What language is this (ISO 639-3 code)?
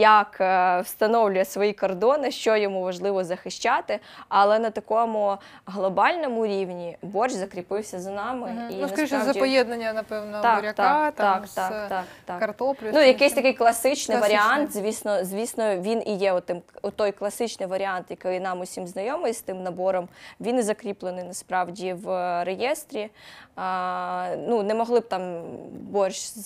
ukr